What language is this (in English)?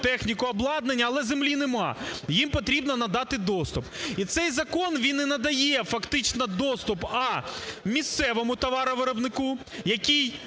Ukrainian